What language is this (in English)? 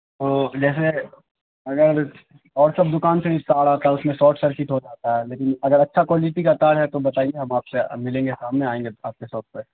Urdu